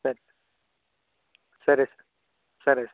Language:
Telugu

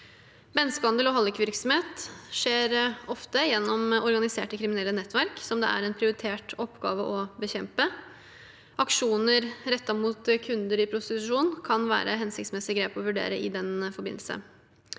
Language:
Norwegian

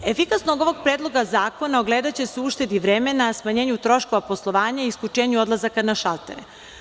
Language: Serbian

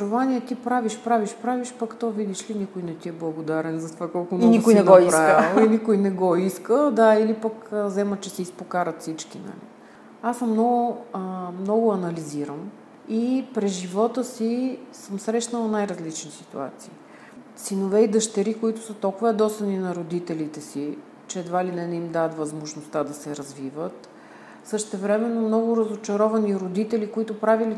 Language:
Bulgarian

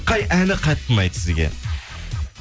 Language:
Kazakh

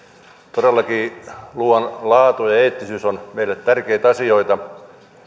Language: Finnish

